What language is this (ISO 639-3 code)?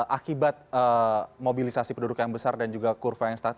ind